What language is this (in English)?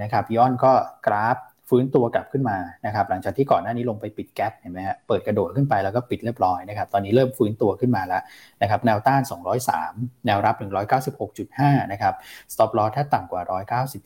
Thai